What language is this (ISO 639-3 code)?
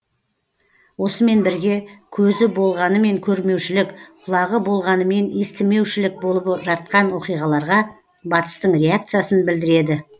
kaz